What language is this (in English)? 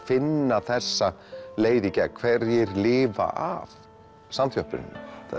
Icelandic